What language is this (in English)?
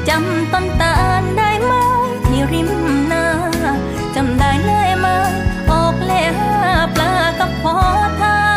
Thai